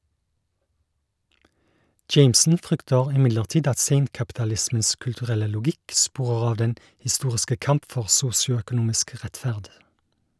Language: Norwegian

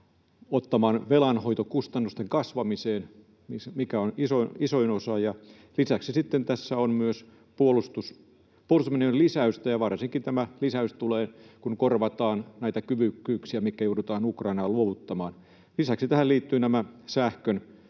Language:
Finnish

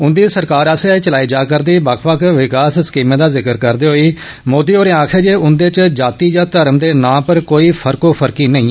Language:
Dogri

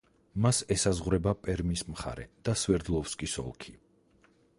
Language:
Georgian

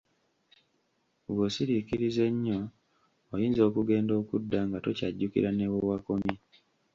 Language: Ganda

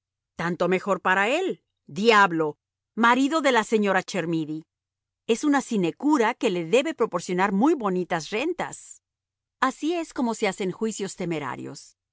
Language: Spanish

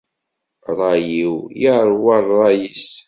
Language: Kabyle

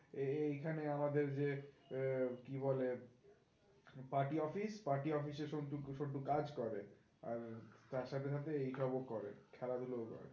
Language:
Bangla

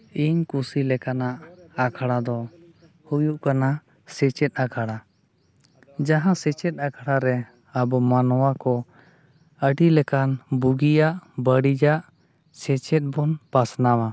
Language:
Santali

